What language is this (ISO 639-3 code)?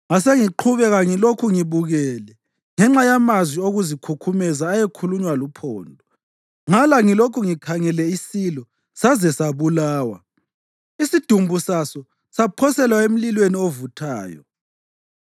nde